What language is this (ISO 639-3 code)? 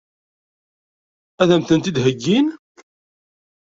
kab